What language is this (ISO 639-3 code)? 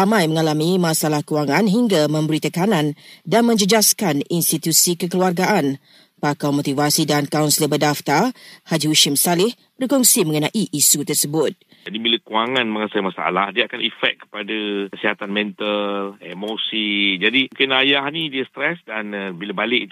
msa